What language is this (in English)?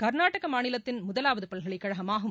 Tamil